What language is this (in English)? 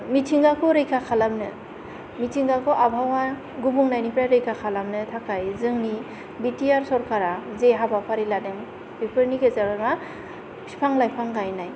Bodo